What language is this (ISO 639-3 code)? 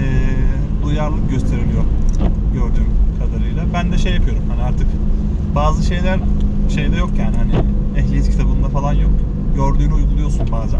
tur